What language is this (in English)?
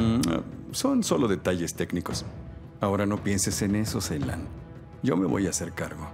Spanish